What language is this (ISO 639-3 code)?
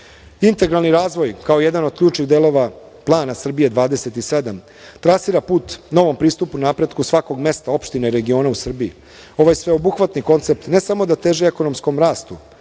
srp